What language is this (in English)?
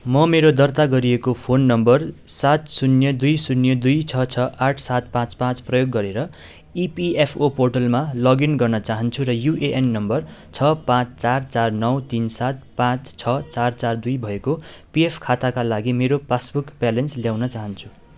Nepali